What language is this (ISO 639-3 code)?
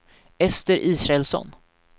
swe